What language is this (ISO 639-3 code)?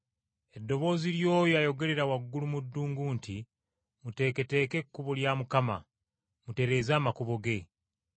lug